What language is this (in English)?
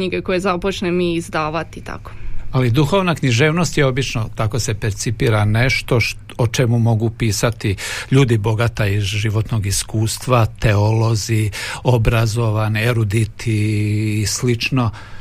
Croatian